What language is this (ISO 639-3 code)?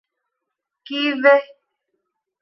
div